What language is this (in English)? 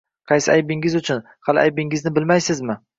Uzbek